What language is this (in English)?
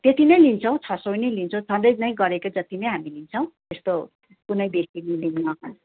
Nepali